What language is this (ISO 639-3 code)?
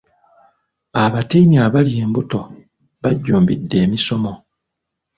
lug